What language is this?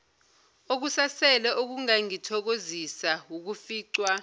Zulu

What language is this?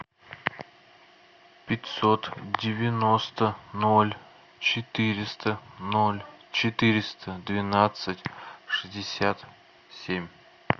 Russian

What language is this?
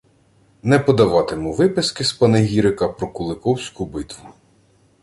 Ukrainian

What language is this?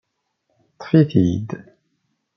Kabyle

